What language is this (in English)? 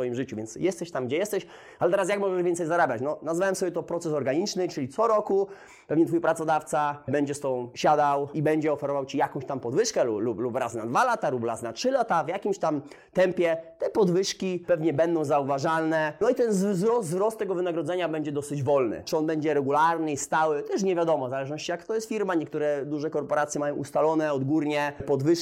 Polish